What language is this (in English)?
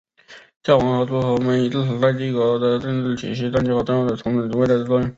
Chinese